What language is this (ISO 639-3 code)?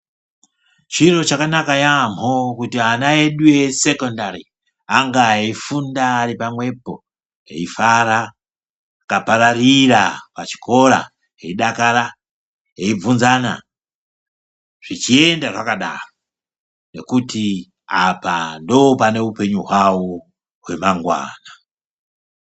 ndc